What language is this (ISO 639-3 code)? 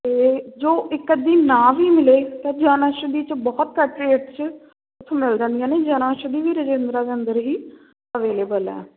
pan